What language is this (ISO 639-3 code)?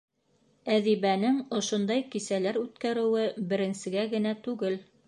bak